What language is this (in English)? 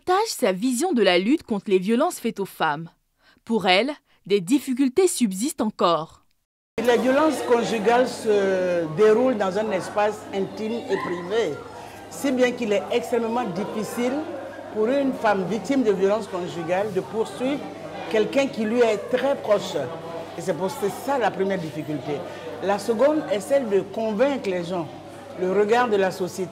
French